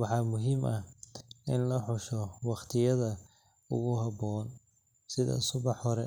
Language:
Somali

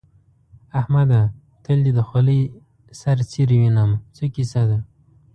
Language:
Pashto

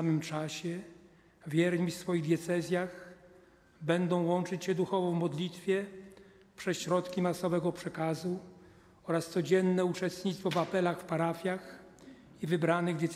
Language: Polish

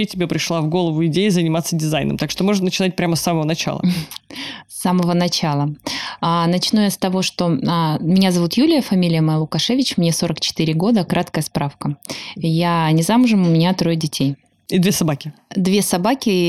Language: Russian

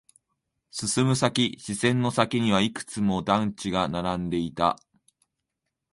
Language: Japanese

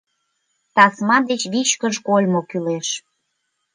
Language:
Mari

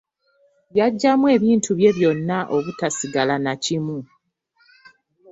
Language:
Ganda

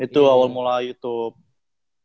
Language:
Indonesian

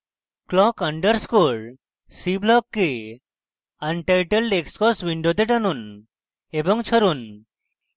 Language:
Bangla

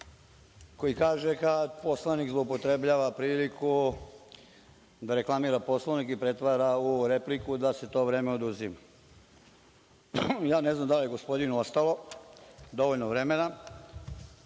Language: Serbian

